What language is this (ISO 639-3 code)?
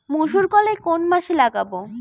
ben